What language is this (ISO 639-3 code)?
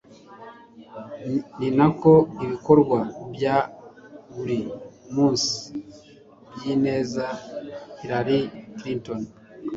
kin